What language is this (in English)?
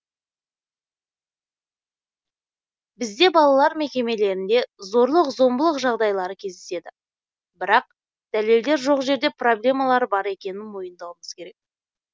Kazakh